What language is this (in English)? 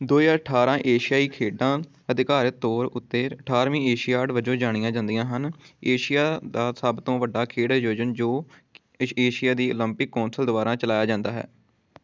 Punjabi